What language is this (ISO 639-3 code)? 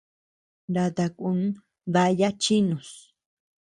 cux